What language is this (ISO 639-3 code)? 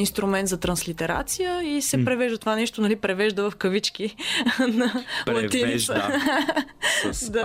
bul